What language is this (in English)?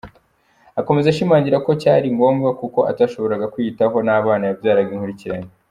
Kinyarwanda